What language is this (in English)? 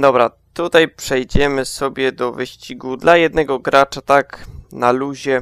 Polish